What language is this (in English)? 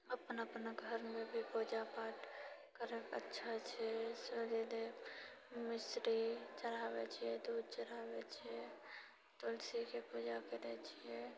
Maithili